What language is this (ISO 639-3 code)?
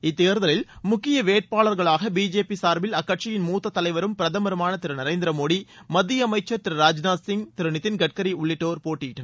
tam